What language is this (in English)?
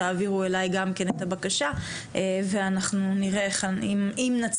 Hebrew